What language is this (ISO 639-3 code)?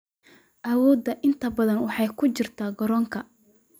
som